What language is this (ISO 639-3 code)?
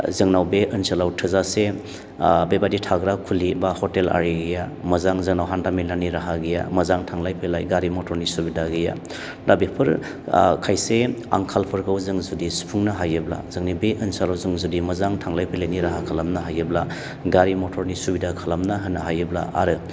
brx